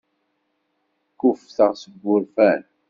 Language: Kabyle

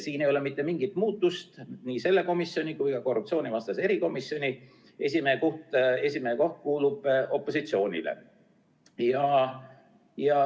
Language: Estonian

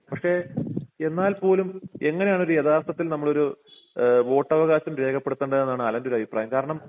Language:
Malayalam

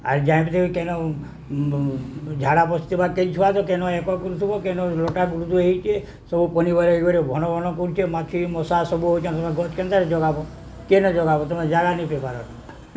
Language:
Odia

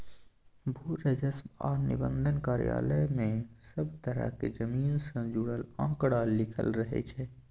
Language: Maithili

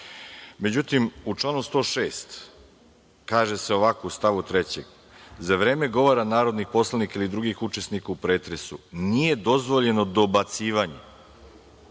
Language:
Serbian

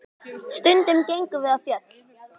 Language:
Icelandic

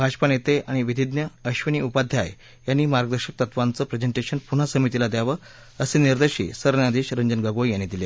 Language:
Marathi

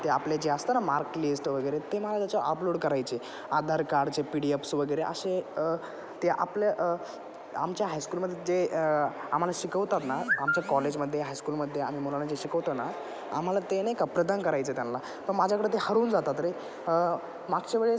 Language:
Marathi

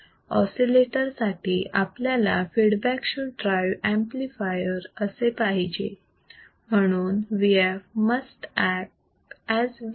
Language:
Marathi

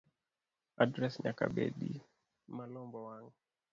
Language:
Luo (Kenya and Tanzania)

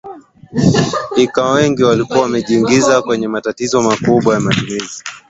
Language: Swahili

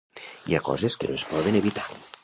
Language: Catalan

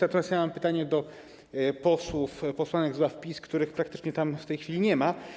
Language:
Polish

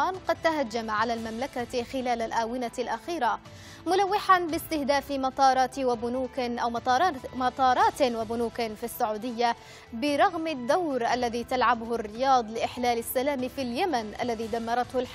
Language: Arabic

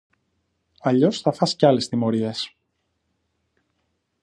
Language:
Greek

